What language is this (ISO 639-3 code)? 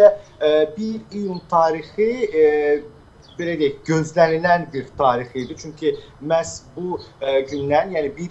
tur